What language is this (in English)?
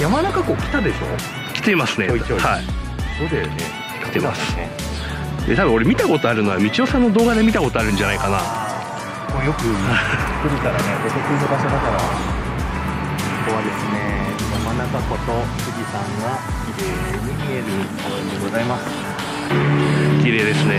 Japanese